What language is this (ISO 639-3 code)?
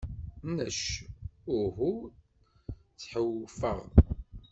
kab